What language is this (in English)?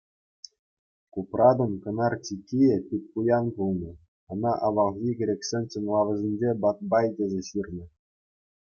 Chuvash